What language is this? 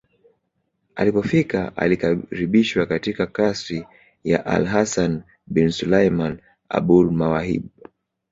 Swahili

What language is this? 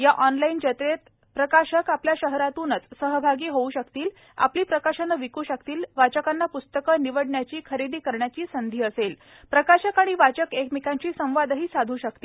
Marathi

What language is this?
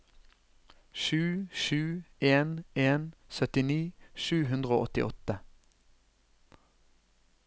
Norwegian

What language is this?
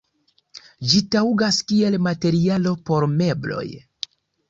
Esperanto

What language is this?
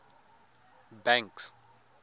Tswana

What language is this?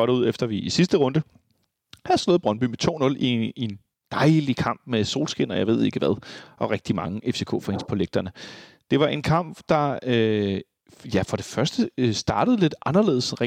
Danish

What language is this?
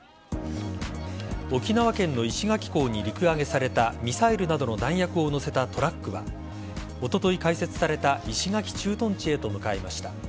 Japanese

